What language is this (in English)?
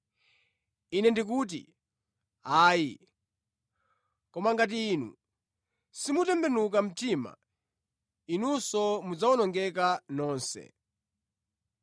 Nyanja